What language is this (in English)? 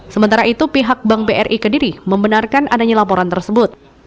Indonesian